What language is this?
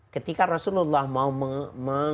Indonesian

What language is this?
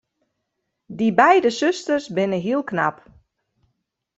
Western Frisian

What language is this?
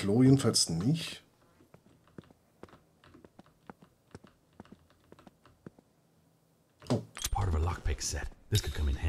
German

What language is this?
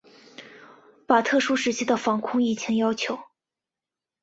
Chinese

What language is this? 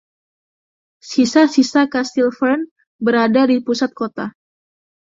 Indonesian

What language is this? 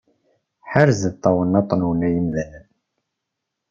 Kabyle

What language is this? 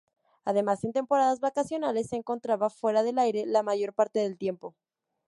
Spanish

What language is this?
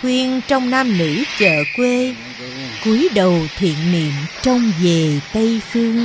Vietnamese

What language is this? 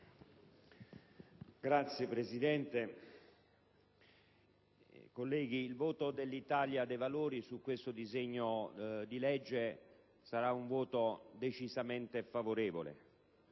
Italian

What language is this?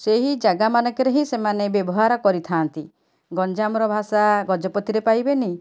Odia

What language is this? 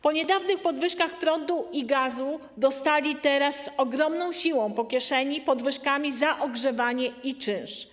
Polish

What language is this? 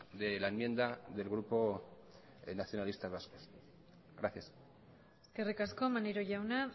Spanish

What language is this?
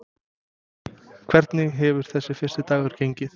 Icelandic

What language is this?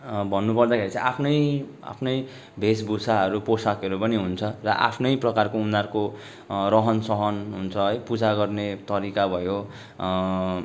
Nepali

